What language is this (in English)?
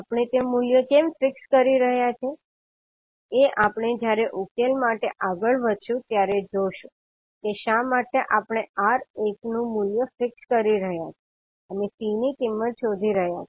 Gujarati